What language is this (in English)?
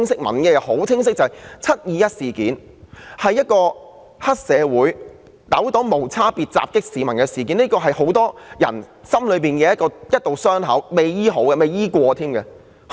Cantonese